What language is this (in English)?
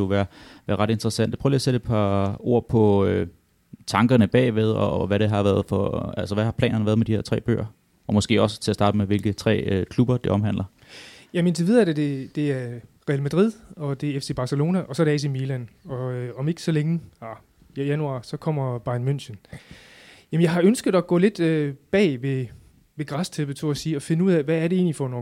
Danish